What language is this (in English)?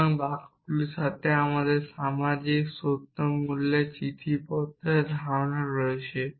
Bangla